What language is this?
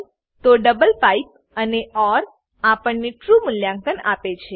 Gujarati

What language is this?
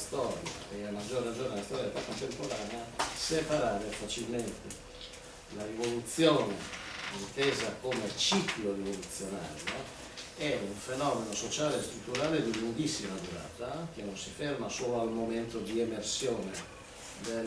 Italian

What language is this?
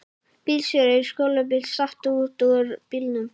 Icelandic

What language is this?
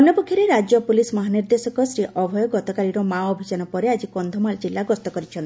Odia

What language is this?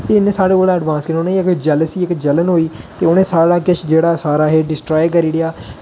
Dogri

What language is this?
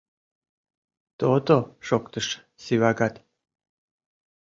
Mari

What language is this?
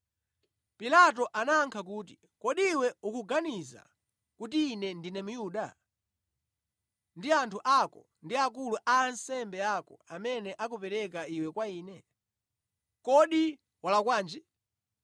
Nyanja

